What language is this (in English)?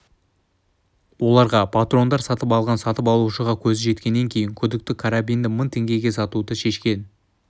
Kazakh